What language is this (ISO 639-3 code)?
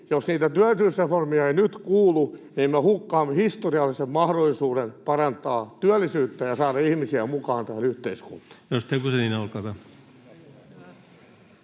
fin